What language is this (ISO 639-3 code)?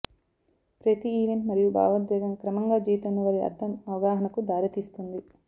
tel